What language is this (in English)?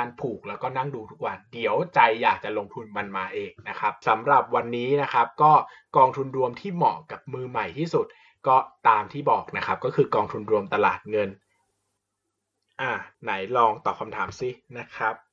Thai